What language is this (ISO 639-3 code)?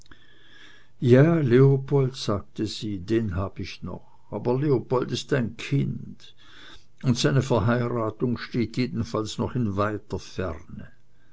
deu